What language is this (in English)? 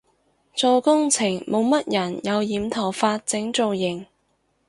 Cantonese